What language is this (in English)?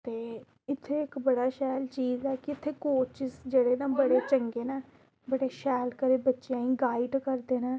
Dogri